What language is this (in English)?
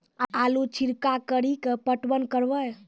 Maithili